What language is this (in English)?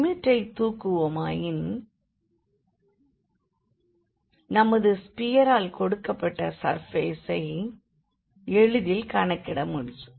Tamil